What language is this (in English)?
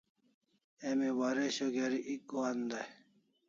Kalasha